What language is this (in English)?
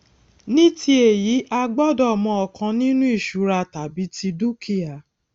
Yoruba